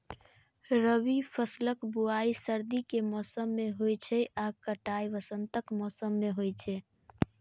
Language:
Maithili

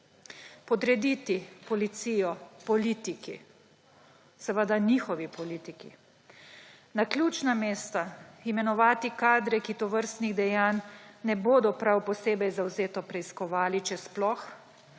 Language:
Slovenian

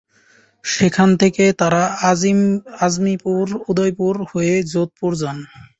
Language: Bangla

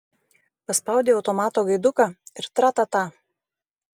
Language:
Lithuanian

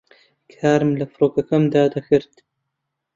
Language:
Central Kurdish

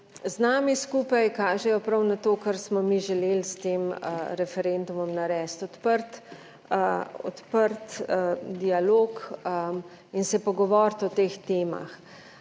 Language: Slovenian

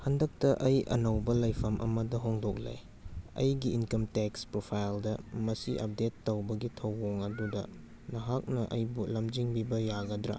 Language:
Manipuri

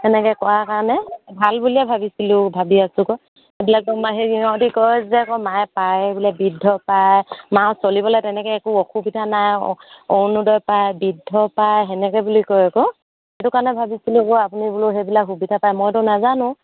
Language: Assamese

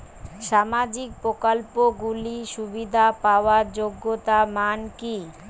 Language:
Bangla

